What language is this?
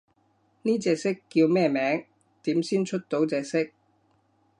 Cantonese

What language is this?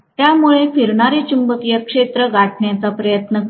Marathi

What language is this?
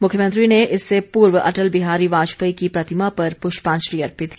Hindi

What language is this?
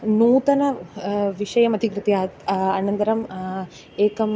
Sanskrit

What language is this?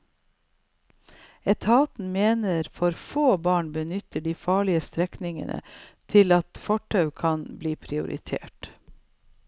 Norwegian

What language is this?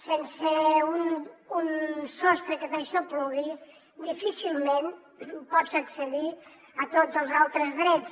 Catalan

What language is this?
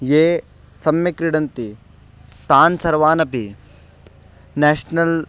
Sanskrit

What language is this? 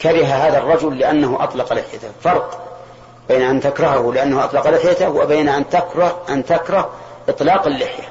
Arabic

